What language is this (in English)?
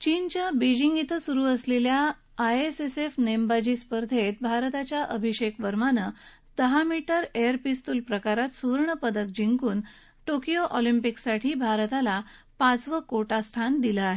Marathi